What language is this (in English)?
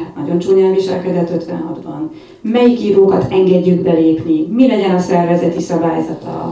Hungarian